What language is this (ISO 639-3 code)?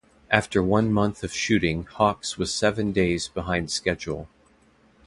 eng